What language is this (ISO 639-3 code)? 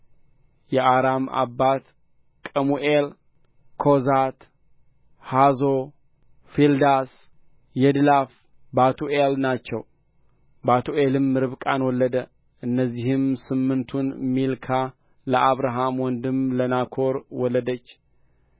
amh